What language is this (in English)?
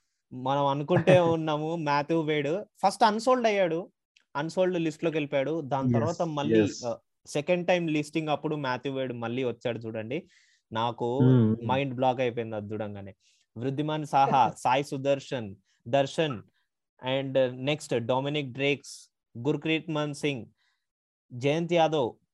Telugu